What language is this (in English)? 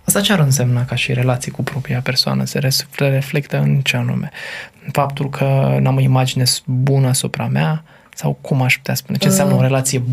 Romanian